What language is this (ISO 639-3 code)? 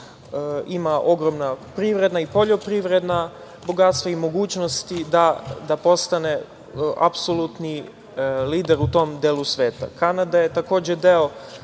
srp